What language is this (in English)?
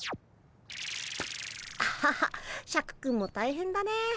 Japanese